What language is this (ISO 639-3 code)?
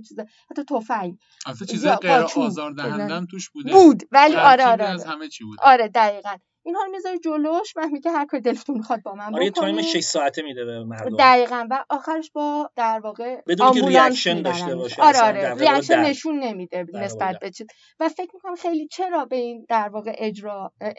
fas